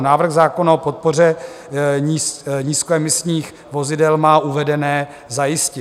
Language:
Czech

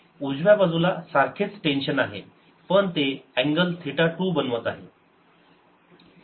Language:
Marathi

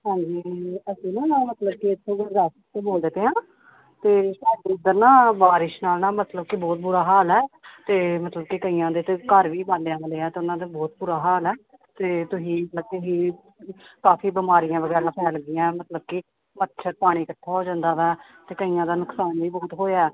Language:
Punjabi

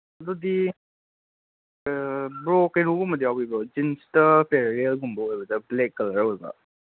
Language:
Manipuri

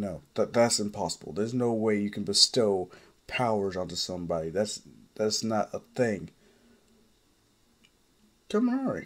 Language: English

